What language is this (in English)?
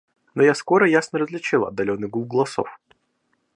Russian